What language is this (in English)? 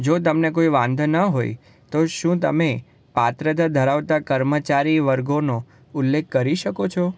Gujarati